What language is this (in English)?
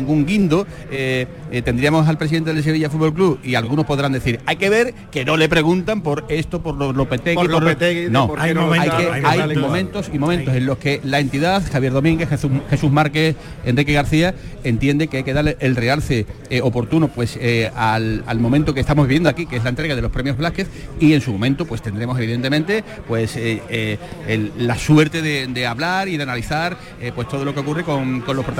Spanish